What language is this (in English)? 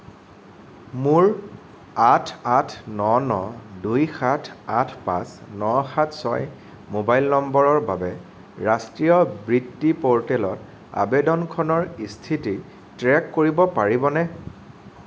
Assamese